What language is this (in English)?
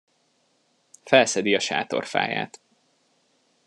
Hungarian